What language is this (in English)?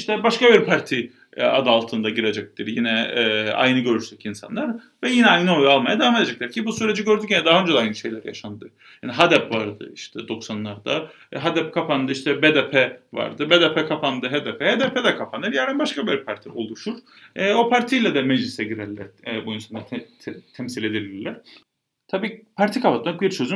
Turkish